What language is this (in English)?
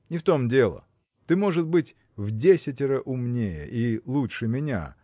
Russian